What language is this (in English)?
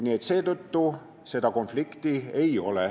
Estonian